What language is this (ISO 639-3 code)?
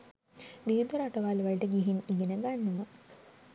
sin